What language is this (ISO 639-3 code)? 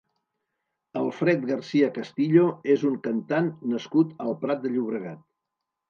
cat